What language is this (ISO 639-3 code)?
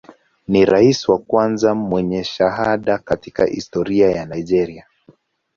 swa